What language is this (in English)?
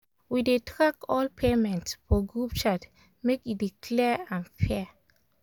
Nigerian Pidgin